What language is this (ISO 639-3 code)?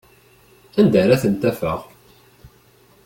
kab